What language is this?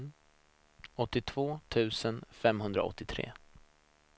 Swedish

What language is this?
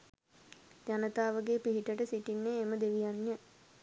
Sinhala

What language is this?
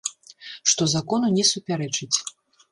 Belarusian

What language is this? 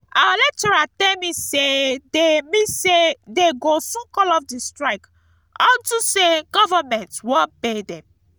Nigerian Pidgin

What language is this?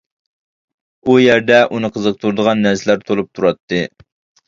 Uyghur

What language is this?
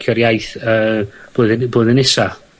Welsh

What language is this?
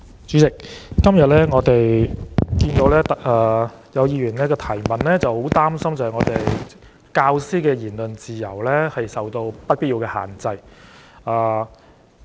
Cantonese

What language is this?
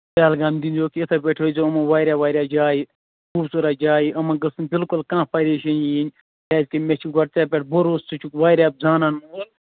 Kashmiri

